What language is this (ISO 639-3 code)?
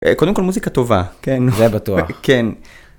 heb